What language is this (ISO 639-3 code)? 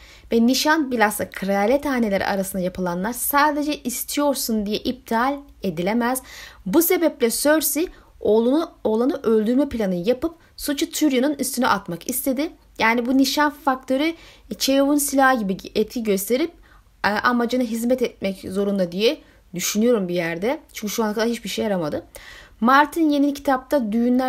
tur